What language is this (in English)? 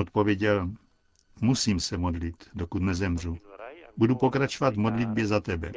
Czech